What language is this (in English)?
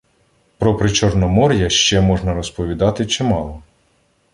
Ukrainian